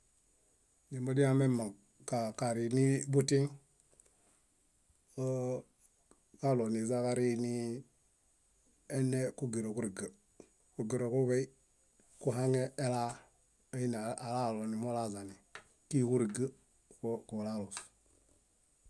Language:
Bayot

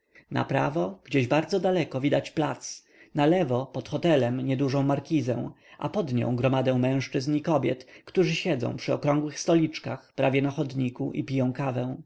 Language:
Polish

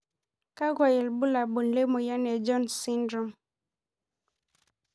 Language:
Masai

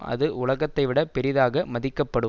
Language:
Tamil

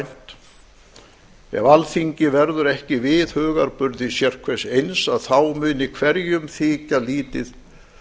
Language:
Icelandic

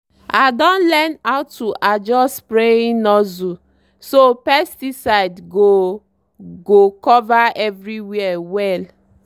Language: Nigerian Pidgin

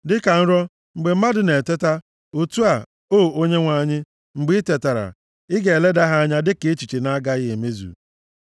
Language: Igbo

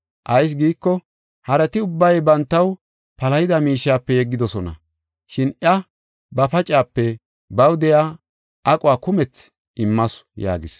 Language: Gofa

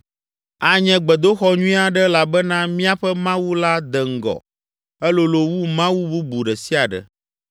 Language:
Ewe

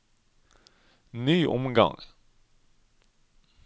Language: Norwegian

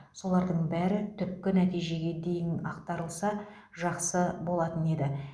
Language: Kazakh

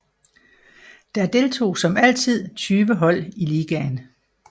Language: Danish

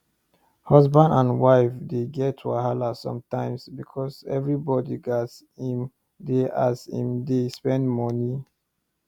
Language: Nigerian Pidgin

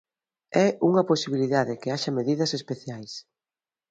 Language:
Galician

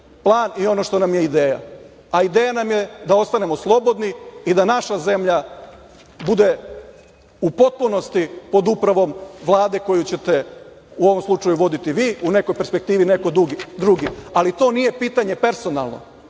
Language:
Serbian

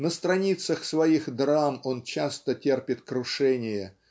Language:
Russian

